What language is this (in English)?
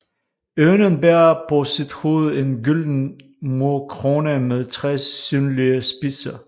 Danish